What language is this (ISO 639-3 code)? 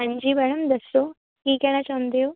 pan